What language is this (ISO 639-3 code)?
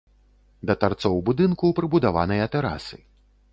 bel